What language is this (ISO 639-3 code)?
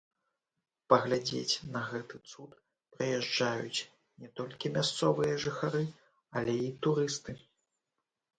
bel